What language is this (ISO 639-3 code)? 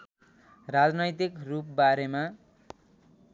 nep